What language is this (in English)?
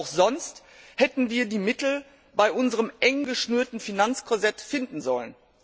German